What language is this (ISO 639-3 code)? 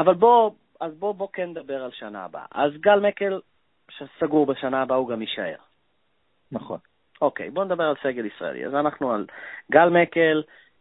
heb